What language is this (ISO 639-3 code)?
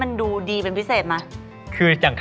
tha